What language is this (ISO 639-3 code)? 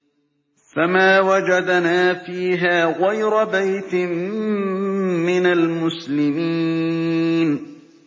ara